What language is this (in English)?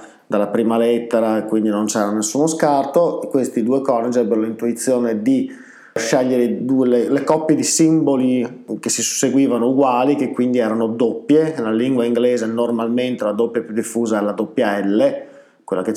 Italian